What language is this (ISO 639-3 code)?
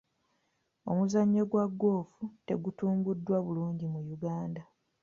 lug